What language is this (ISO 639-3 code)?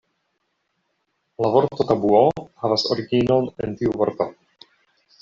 epo